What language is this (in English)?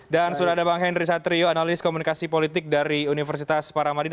Indonesian